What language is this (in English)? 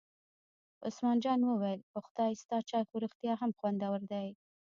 Pashto